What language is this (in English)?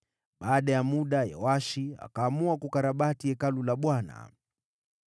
Swahili